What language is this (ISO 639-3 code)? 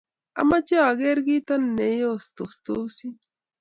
kln